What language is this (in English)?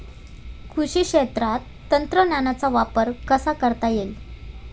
Marathi